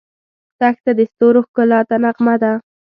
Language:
Pashto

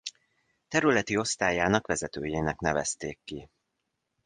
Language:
Hungarian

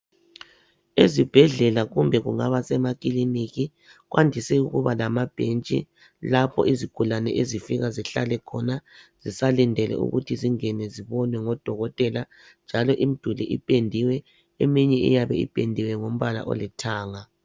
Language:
North Ndebele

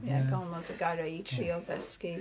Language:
Welsh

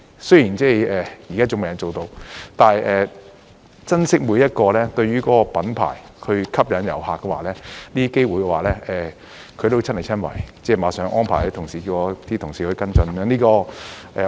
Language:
Cantonese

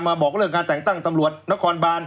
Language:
Thai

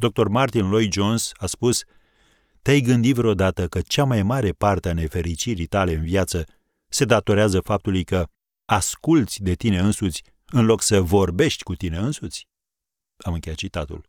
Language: Romanian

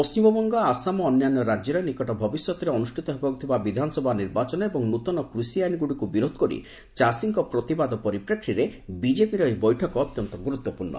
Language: Odia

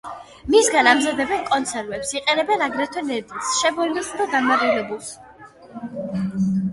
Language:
Georgian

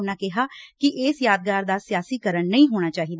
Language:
Punjabi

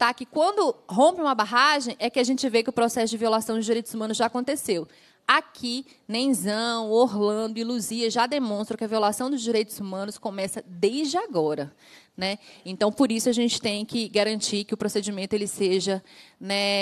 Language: Portuguese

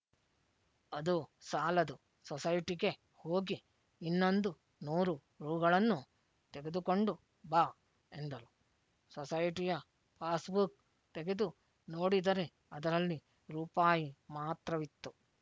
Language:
Kannada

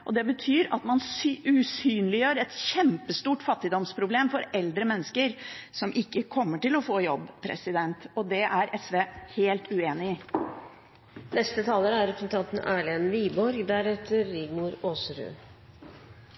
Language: Norwegian Bokmål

